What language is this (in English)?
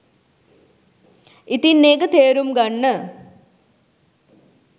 Sinhala